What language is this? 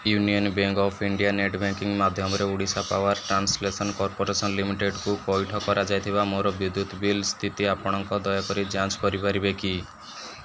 Odia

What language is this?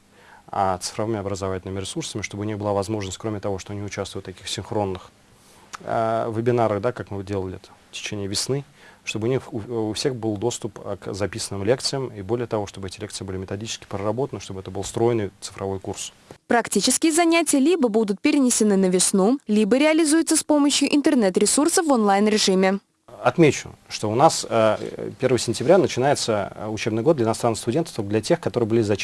Russian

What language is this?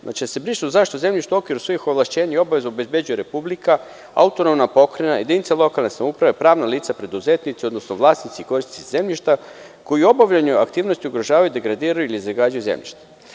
Serbian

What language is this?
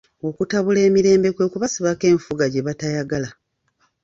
Ganda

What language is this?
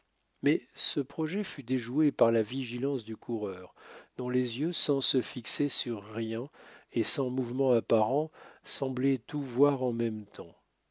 French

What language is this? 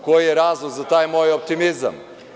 Serbian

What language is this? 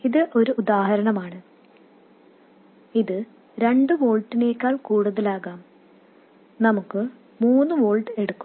Malayalam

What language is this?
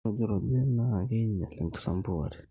Masai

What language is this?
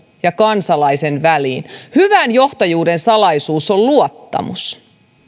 Finnish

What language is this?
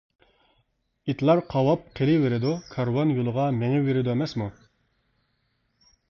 Uyghur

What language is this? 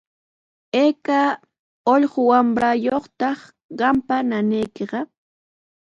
Sihuas Ancash Quechua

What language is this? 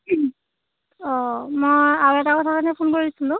Assamese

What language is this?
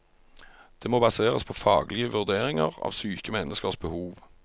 Norwegian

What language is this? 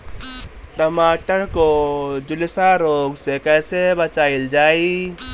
Bhojpuri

